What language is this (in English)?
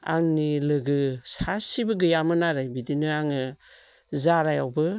Bodo